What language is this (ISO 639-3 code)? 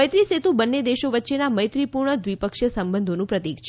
guj